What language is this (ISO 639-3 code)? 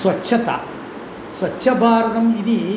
san